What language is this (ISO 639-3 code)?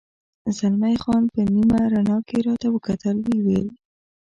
pus